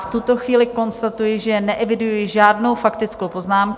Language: Czech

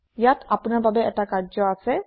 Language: Assamese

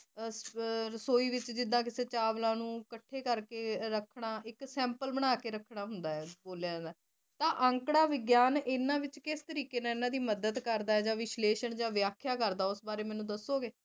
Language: Punjabi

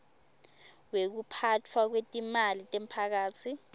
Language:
Swati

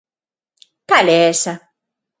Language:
Galician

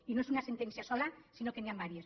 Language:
Catalan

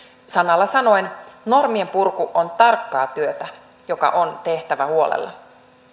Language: Finnish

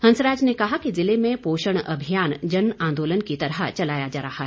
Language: Hindi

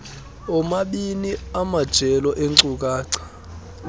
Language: Xhosa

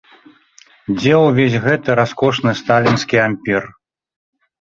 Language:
Belarusian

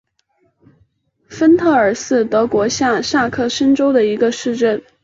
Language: Chinese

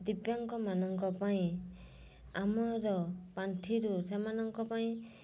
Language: Odia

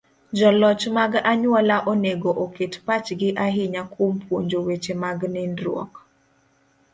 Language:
Luo (Kenya and Tanzania)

